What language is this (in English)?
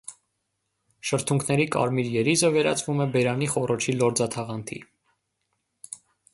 Armenian